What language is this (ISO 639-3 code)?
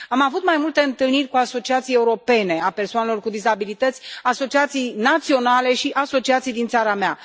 ron